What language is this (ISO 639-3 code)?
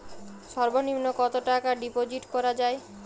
ben